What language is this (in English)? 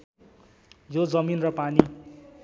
Nepali